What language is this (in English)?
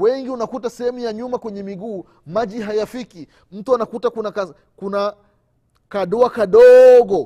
Swahili